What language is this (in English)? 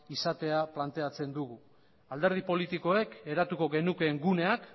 Basque